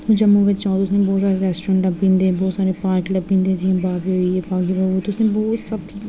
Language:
Dogri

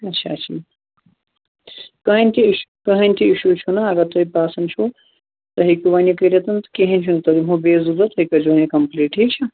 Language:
Kashmiri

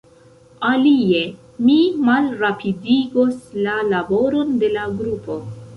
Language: Esperanto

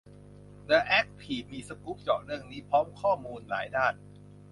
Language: Thai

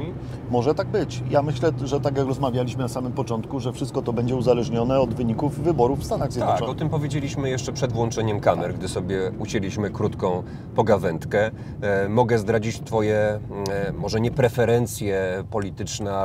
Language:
Polish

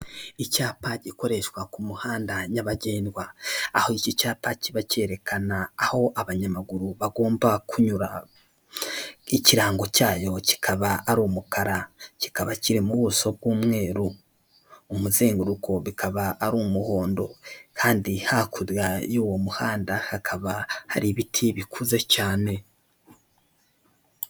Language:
Kinyarwanda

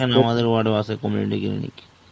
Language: Bangla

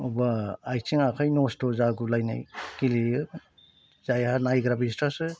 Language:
Bodo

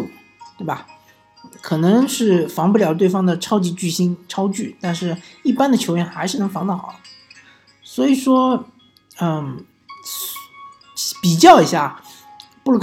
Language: Chinese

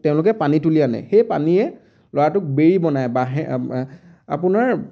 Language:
Assamese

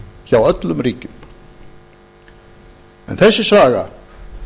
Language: Icelandic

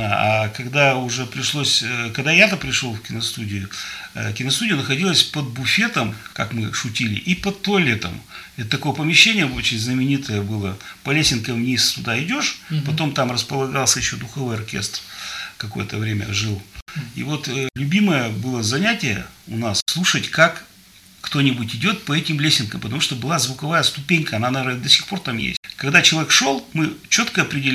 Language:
Russian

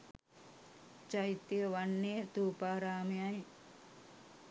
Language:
Sinhala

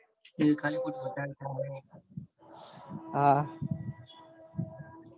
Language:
Gujarati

